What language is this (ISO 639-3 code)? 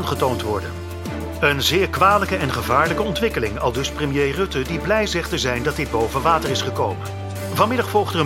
nld